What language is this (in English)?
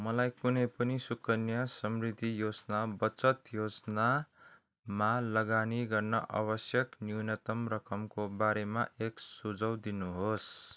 Nepali